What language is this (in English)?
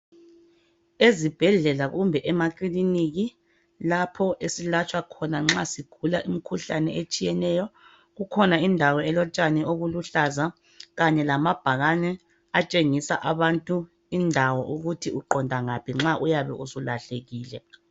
North Ndebele